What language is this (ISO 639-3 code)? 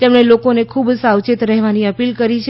guj